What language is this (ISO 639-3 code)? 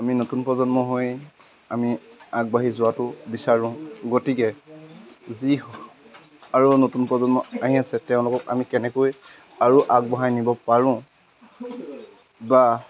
asm